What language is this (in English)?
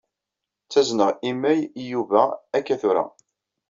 Kabyle